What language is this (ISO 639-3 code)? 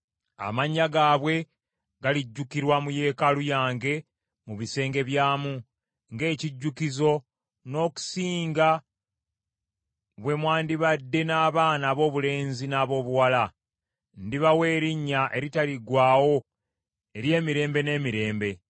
lug